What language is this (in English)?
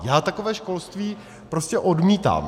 Czech